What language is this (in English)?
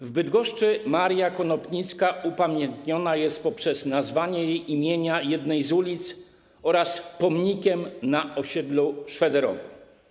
Polish